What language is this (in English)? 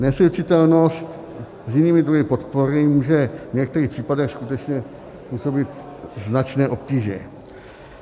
Czech